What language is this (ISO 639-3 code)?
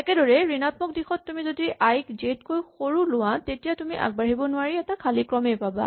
asm